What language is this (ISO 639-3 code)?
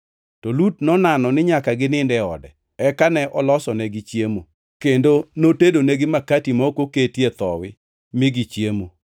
luo